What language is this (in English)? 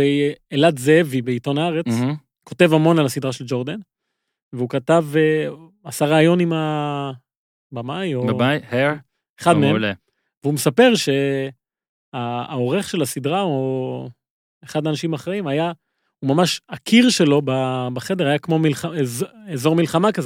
Hebrew